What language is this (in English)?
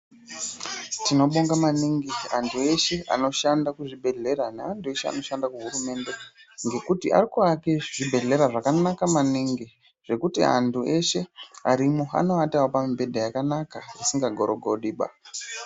Ndau